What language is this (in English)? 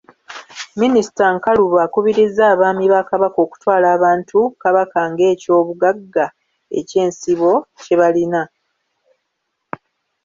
Ganda